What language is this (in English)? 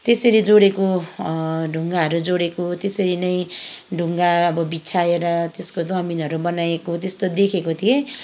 Nepali